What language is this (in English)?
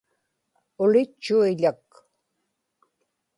Inupiaq